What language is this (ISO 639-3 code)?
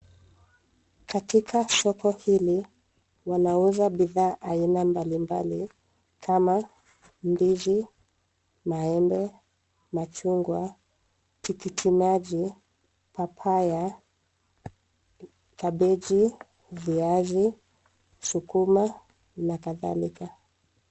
swa